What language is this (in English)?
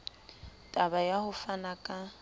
Southern Sotho